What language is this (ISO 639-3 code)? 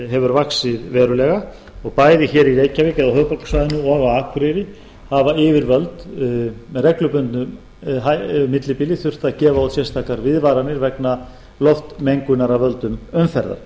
isl